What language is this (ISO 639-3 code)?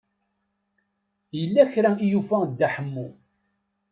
kab